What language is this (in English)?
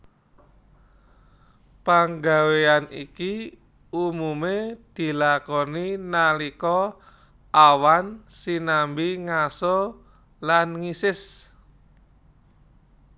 Javanese